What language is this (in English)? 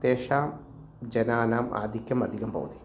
Sanskrit